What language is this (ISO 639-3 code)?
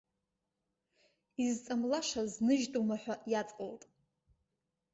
abk